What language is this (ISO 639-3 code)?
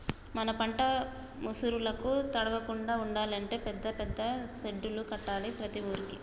tel